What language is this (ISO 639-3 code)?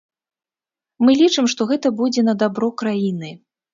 bel